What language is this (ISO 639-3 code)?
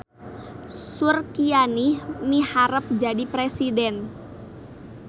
sun